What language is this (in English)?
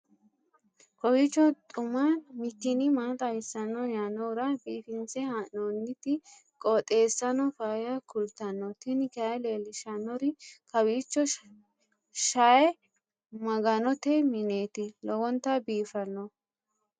Sidamo